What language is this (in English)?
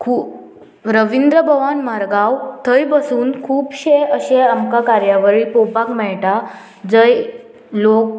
Konkani